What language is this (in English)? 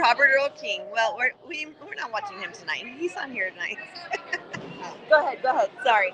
English